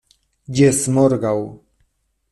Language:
Esperanto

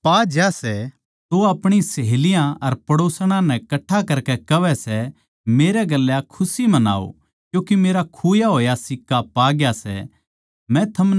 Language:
Haryanvi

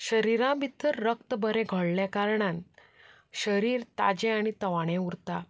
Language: Konkani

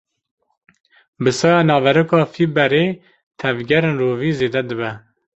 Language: Kurdish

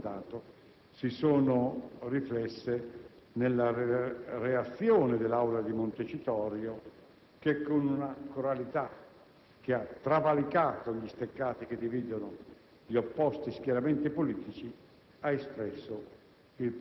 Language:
Italian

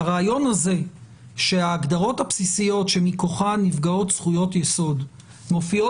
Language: Hebrew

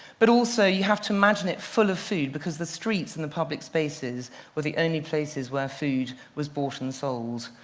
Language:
English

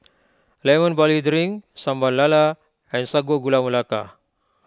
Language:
English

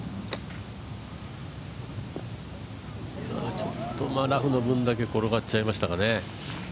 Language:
Japanese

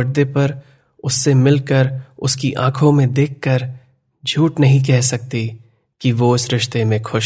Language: Hindi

